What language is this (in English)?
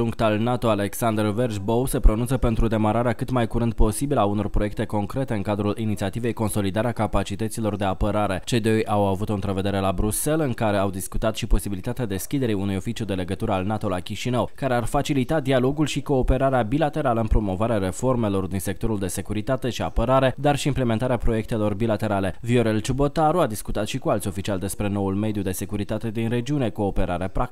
Romanian